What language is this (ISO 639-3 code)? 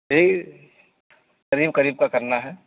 urd